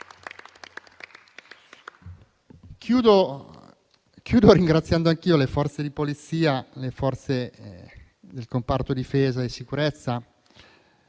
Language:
Italian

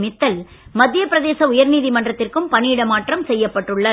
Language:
Tamil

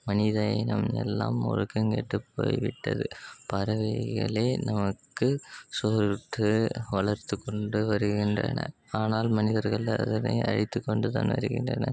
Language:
Tamil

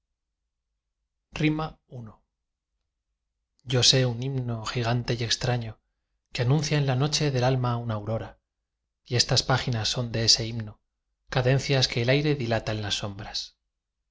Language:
Spanish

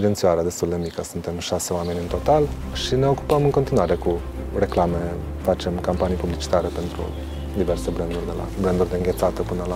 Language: Romanian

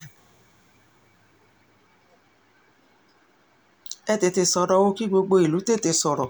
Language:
Yoruba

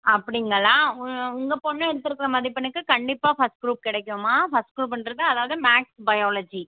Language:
Tamil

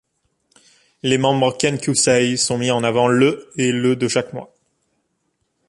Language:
French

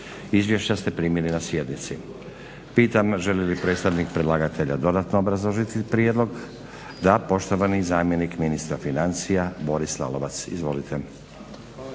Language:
Croatian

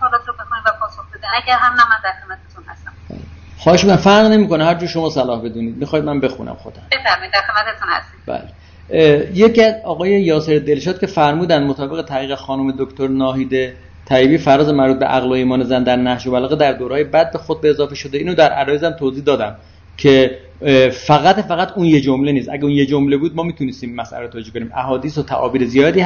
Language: Persian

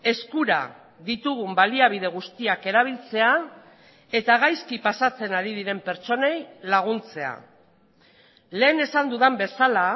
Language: Basque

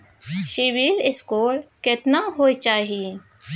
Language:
Maithili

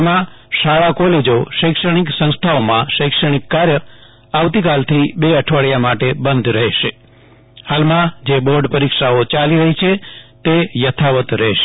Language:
Gujarati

